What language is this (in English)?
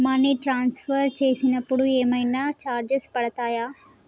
Telugu